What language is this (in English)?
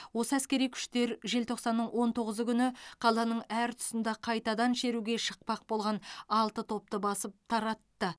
Kazakh